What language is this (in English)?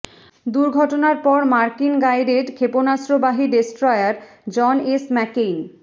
Bangla